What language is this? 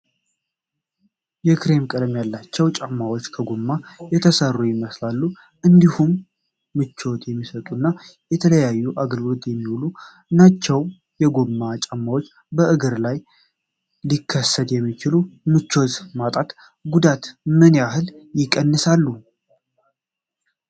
Amharic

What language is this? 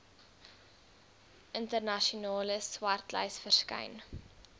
Afrikaans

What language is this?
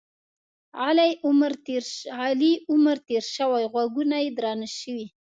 Pashto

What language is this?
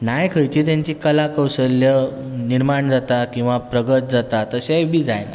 Konkani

